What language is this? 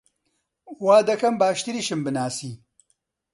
Central Kurdish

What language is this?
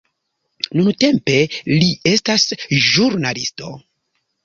Esperanto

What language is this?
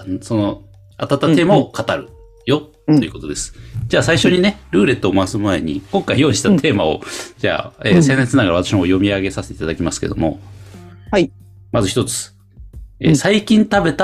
Japanese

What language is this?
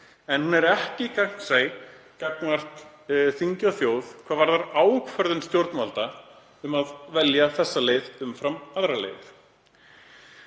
Icelandic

